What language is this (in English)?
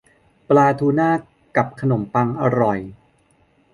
Thai